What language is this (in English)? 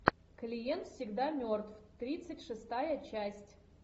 Russian